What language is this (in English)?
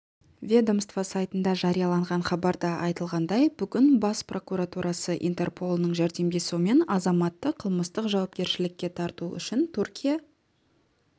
Kazakh